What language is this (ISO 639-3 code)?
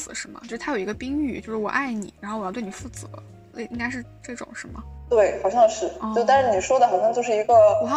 zho